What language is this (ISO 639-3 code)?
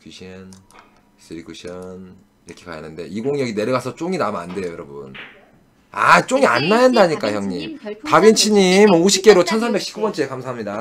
kor